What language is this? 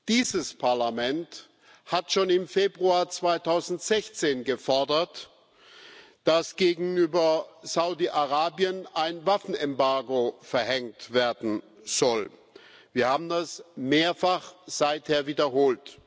German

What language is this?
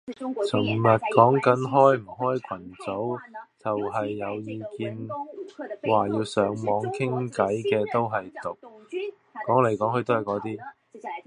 Cantonese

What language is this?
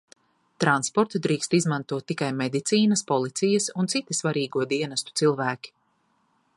Latvian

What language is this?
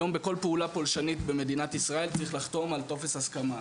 Hebrew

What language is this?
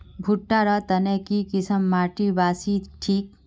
Magahi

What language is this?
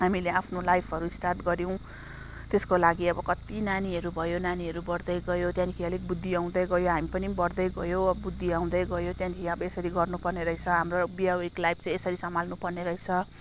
Nepali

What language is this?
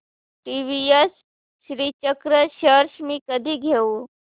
Marathi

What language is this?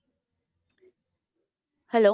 Punjabi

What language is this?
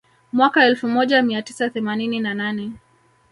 Swahili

